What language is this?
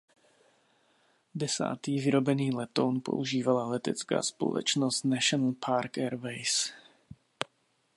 Czech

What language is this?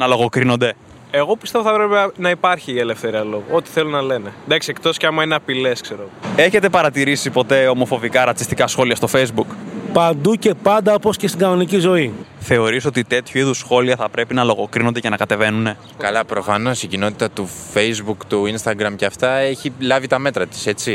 Greek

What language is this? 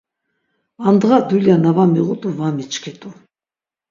Laz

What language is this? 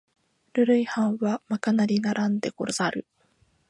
Japanese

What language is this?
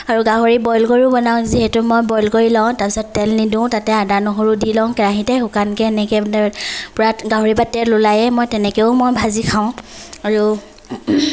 Assamese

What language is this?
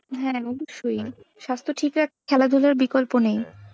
Bangla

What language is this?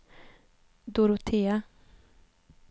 Swedish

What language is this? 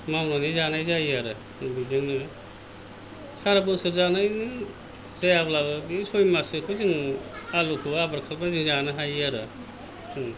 Bodo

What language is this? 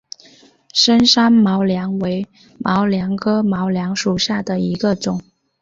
Chinese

